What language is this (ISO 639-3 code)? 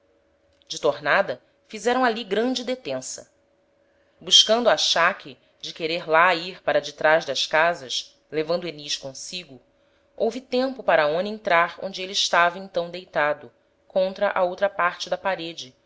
por